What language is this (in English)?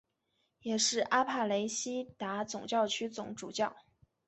Chinese